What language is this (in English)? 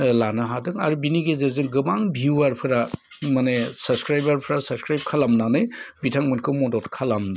Bodo